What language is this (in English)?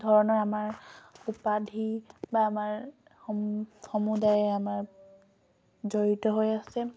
Assamese